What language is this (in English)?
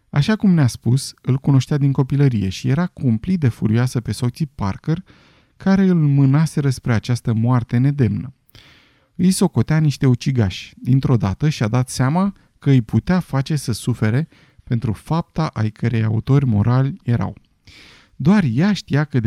Romanian